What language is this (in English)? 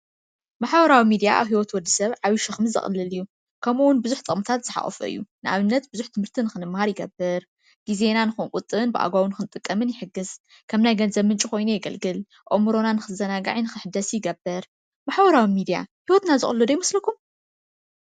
Tigrinya